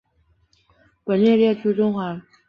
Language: Chinese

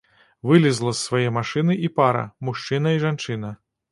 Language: Belarusian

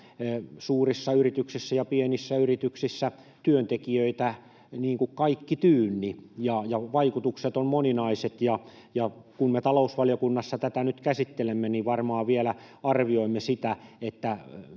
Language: Finnish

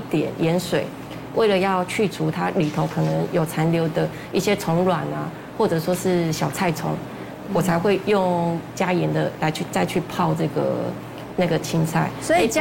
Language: Chinese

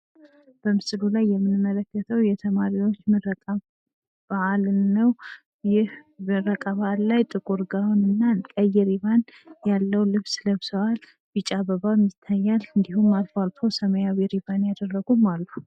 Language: Amharic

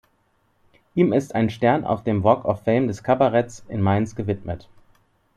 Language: German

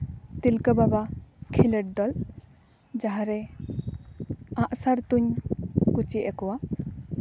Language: Santali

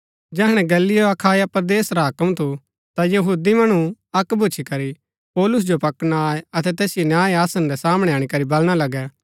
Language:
Gaddi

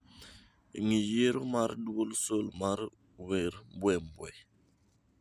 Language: Luo (Kenya and Tanzania)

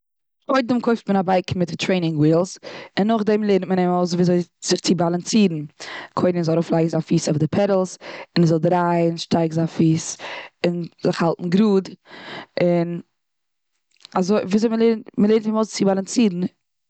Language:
Yiddish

